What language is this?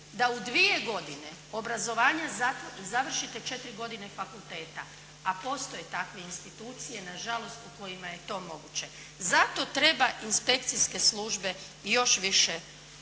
Croatian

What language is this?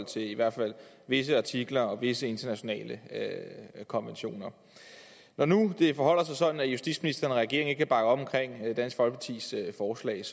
Danish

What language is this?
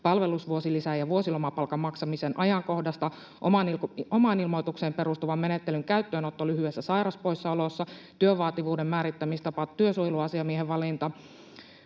Finnish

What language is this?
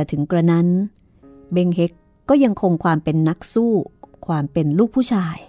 Thai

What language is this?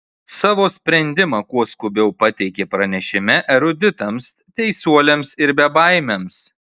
Lithuanian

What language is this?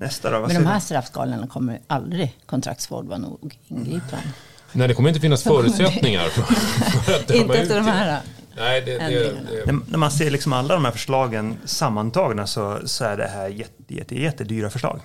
Swedish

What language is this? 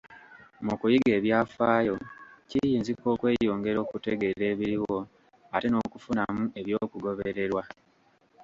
Ganda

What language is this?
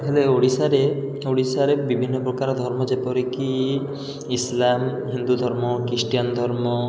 Odia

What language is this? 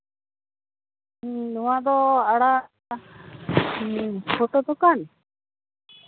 Santali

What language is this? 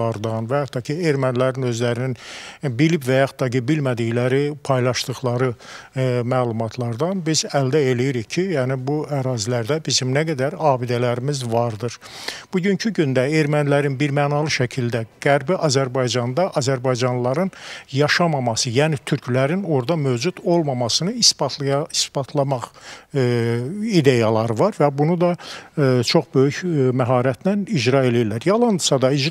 Turkish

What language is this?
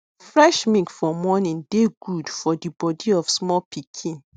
Nigerian Pidgin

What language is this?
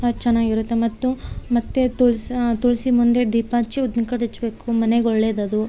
Kannada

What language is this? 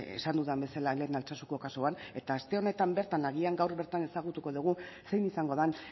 Basque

